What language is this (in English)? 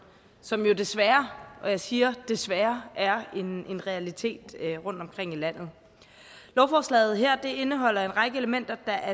Danish